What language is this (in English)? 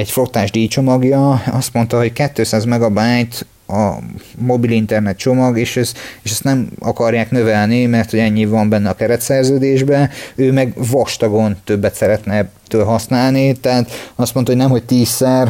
Hungarian